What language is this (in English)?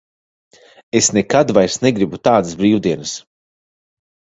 Latvian